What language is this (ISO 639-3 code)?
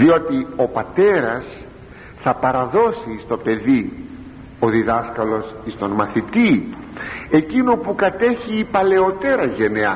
ell